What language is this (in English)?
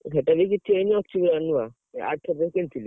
Odia